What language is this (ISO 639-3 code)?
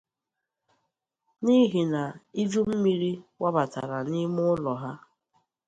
ibo